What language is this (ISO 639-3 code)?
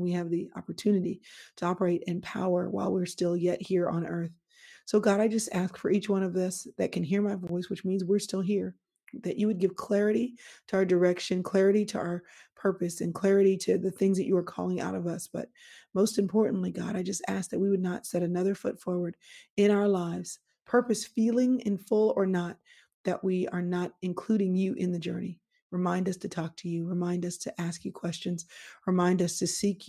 eng